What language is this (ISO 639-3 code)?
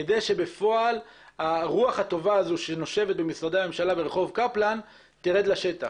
heb